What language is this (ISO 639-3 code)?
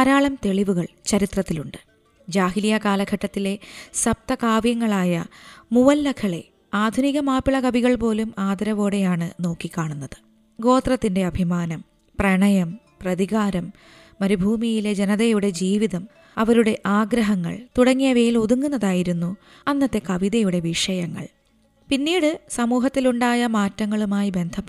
mal